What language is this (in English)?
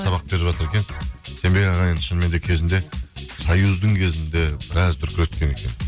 Kazakh